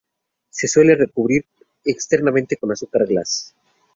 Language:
Spanish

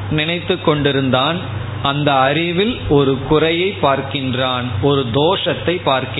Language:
Tamil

